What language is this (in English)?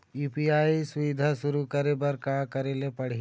Chhattisgarhi